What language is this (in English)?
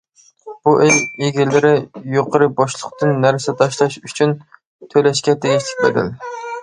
Uyghur